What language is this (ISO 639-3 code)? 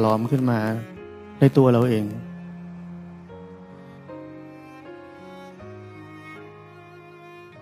tha